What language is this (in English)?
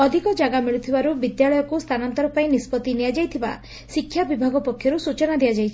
Odia